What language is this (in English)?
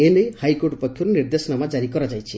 Odia